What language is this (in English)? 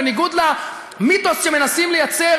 Hebrew